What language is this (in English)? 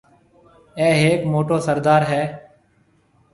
Marwari (Pakistan)